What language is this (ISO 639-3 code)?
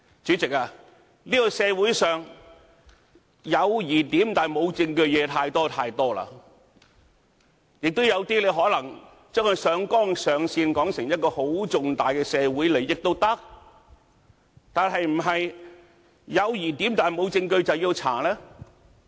yue